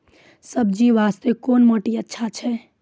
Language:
Maithili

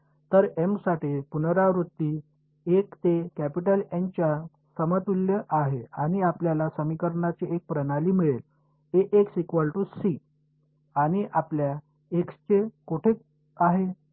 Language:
Marathi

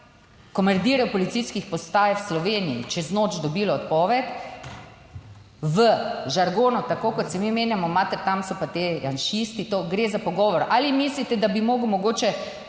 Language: Slovenian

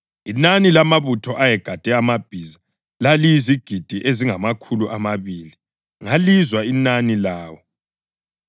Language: North Ndebele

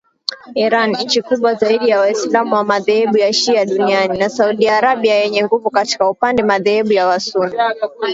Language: Swahili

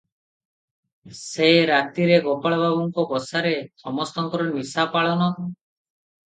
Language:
Odia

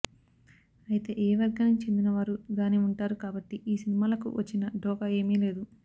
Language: Telugu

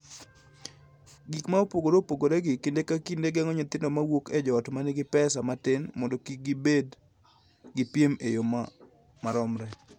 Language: Luo (Kenya and Tanzania)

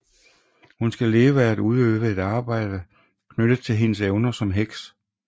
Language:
Danish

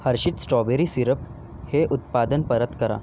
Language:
Marathi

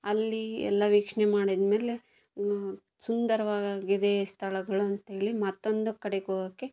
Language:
Kannada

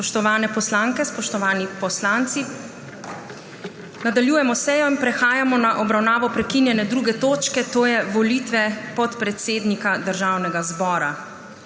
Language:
Slovenian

